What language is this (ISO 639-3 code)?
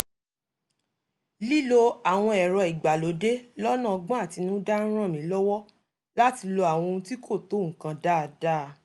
yor